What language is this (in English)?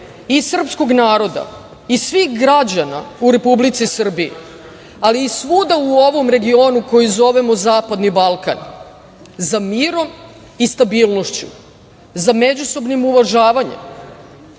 Serbian